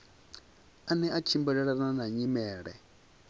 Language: Venda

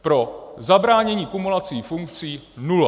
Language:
Czech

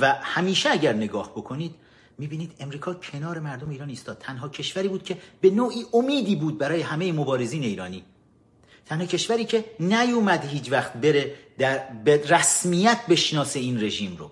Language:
Persian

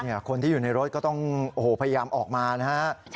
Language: Thai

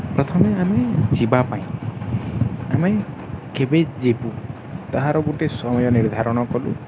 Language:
Odia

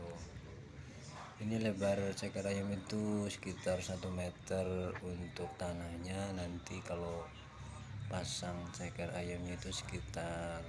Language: Indonesian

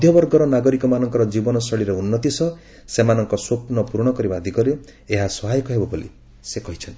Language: Odia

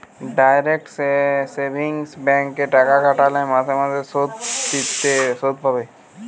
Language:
Bangla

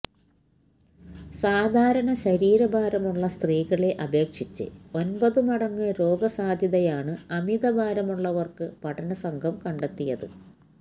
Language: Malayalam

